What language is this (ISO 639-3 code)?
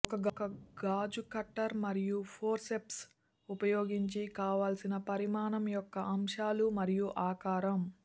tel